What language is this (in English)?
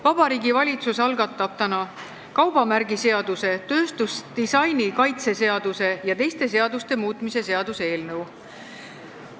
Estonian